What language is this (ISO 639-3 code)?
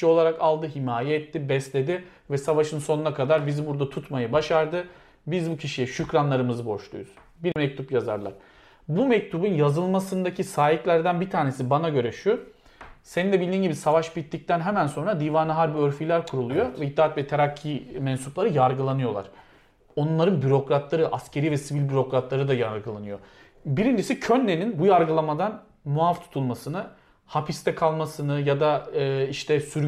tur